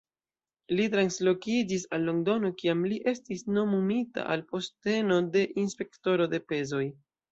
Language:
Esperanto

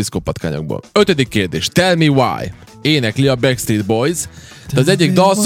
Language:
Hungarian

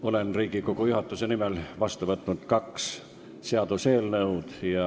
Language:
Estonian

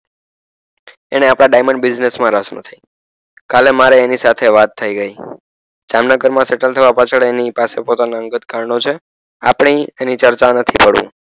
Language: Gujarati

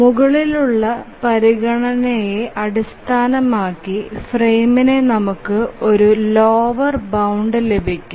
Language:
Malayalam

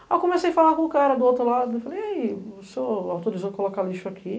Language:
Portuguese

